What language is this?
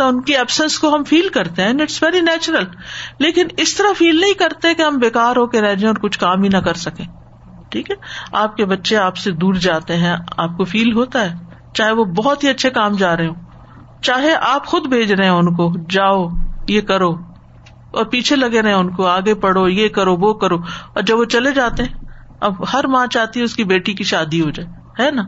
Urdu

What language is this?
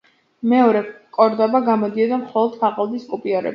Georgian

